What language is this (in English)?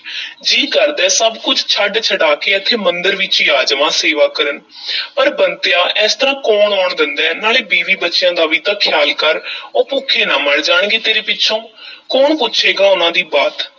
Punjabi